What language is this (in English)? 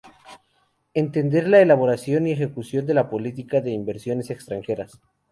Spanish